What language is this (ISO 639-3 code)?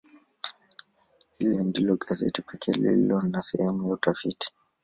swa